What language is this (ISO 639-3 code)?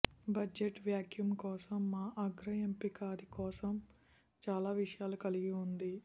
tel